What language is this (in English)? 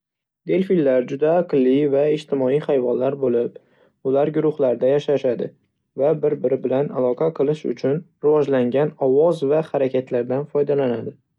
Uzbek